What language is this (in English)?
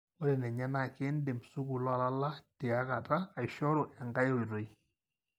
Masai